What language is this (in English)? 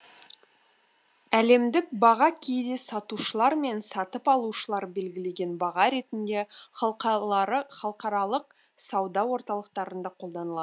Kazakh